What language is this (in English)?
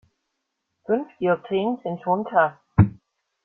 German